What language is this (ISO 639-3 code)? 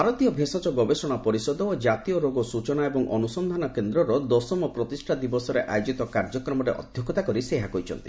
ori